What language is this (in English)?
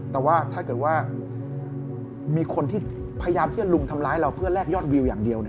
Thai